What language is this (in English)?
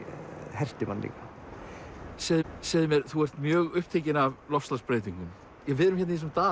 Icelandic